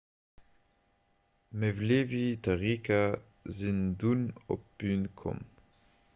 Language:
Luxembourgish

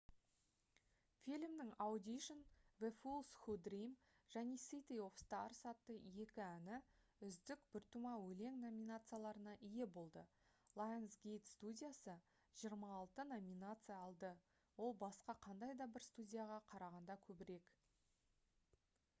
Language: Kazakh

